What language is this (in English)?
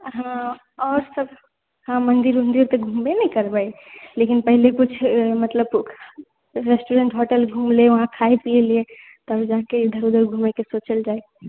Maithili